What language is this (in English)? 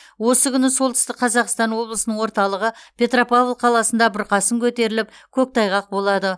Kazakh